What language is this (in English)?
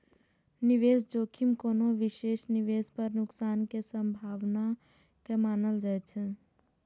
Maithili